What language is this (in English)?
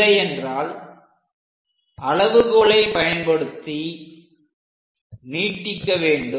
Tamil